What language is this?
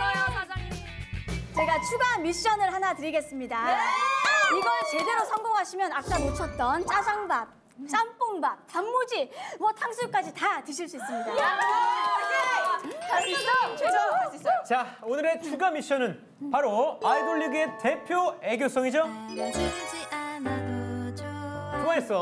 Korean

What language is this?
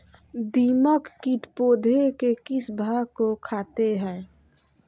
Magahi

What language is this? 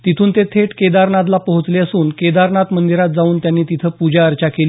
Marathi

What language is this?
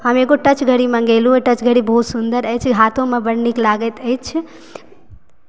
Maithili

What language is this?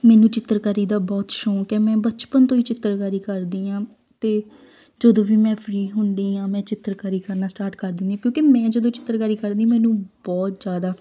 Punjabi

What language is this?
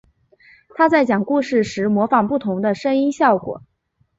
Chinese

